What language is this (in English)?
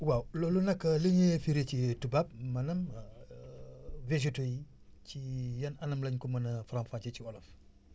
Wolof